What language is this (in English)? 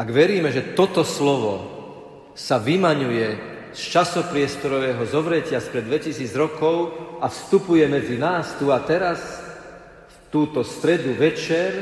Slovak